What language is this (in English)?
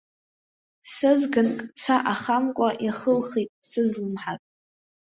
Abkhazian